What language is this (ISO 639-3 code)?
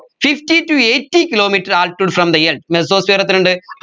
mal